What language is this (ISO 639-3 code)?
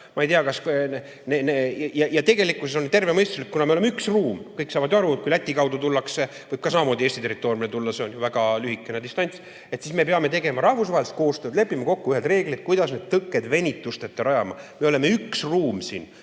est